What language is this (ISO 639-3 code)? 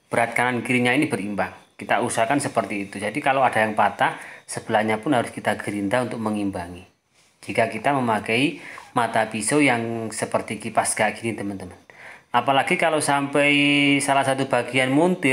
ind